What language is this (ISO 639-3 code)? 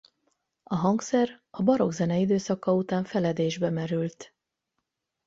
hun